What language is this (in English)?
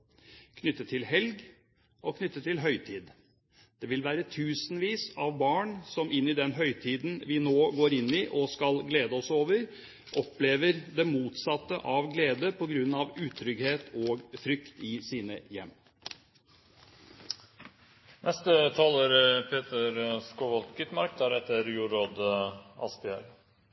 Norwegian Bokmål